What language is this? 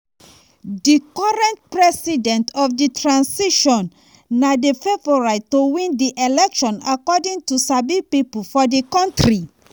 Nigerian Pidgin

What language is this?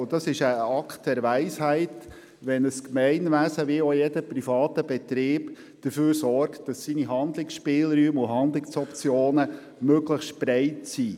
Swiss German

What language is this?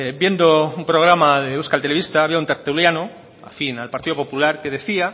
Spanish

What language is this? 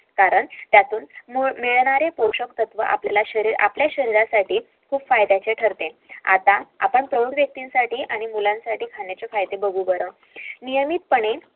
Marathi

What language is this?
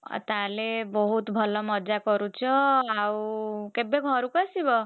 Odia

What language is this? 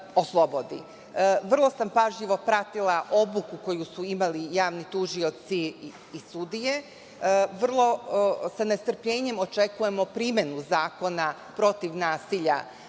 Serbian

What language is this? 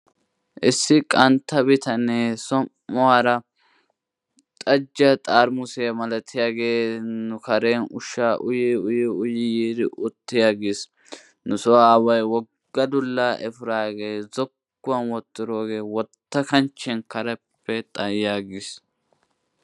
Wolaytta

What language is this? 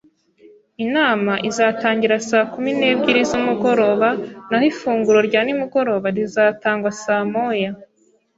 Kinyarwanda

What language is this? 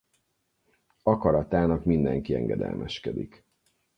Hungarian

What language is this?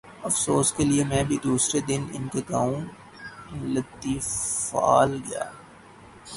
Urdu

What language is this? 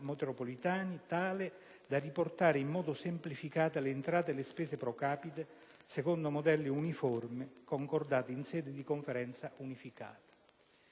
Italian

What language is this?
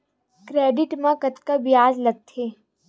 Chhattisgarhi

